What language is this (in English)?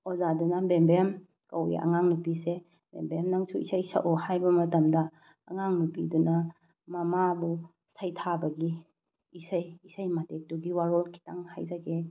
Manipuri